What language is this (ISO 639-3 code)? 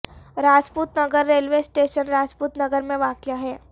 urd